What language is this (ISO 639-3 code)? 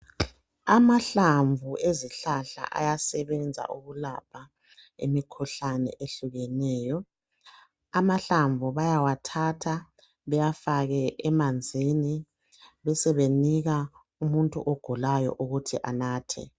nde